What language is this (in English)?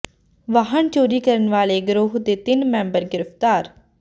Punjabi